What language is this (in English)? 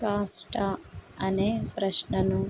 Telugu